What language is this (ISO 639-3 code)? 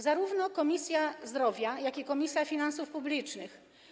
pol